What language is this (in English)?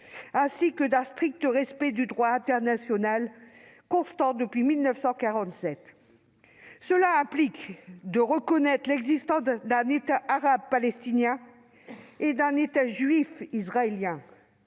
French